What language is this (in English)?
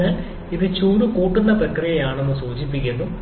Malayalam